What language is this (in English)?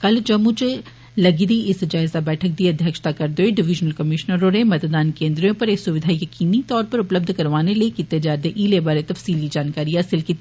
Dogri